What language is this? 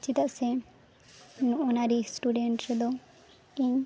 Santali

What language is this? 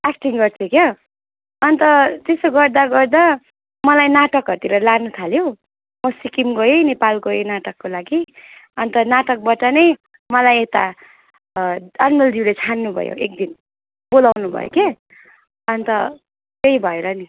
Nepali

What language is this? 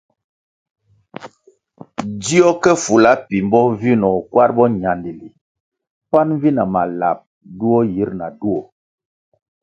Kwasio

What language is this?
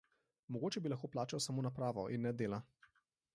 Slovenian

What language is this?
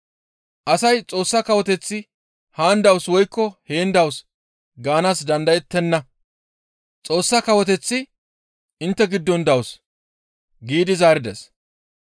Gamo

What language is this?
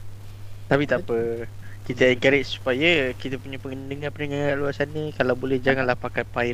Malay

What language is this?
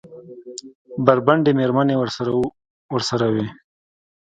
Pashto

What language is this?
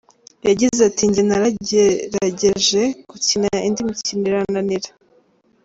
Kinyarwanda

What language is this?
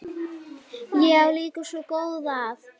Icelandic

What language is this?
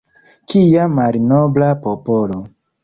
Esperanto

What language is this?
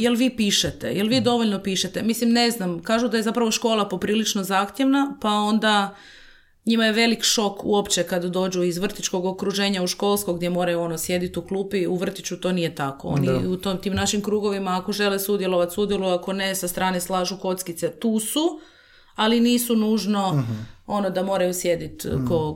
Croatian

